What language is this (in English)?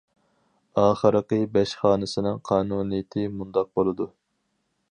Uyghur